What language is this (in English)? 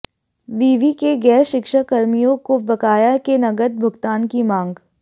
Hindi